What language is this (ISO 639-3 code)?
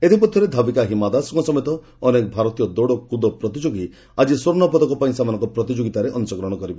ori